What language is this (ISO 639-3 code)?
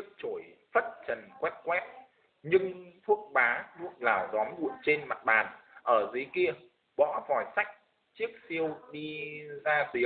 vie